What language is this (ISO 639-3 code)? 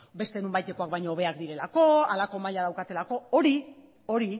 eus